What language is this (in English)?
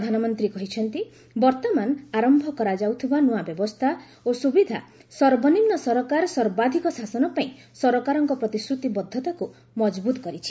Odia